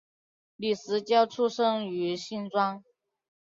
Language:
Chinese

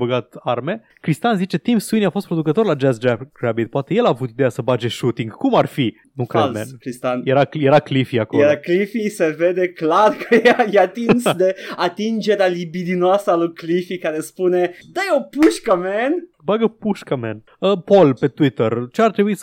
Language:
Romanian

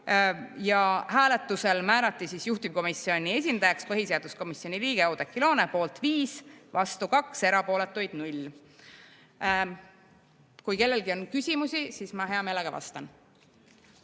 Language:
Estonian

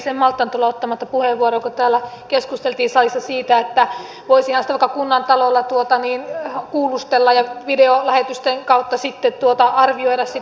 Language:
Finnish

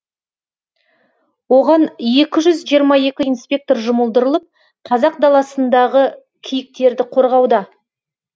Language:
Kazakh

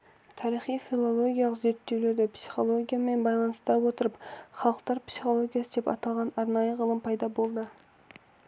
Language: Kazakh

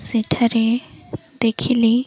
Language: Odia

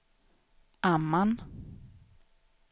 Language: Swedish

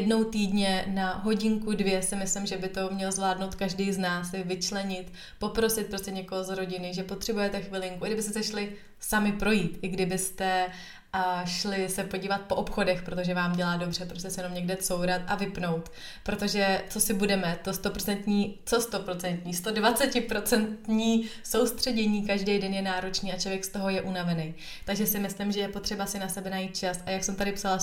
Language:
Czech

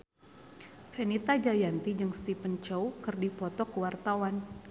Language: Sundanese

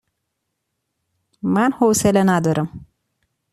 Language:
Persian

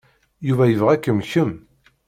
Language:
Kabyle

